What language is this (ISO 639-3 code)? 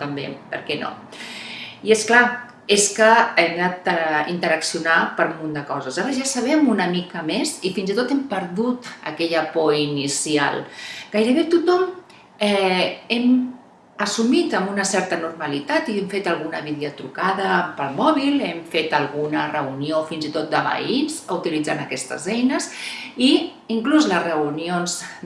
cat